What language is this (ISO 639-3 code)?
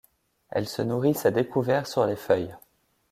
fra